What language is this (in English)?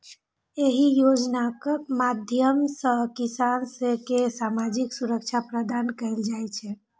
Maithili